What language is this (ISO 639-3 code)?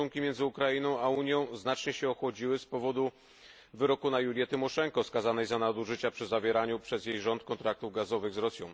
pol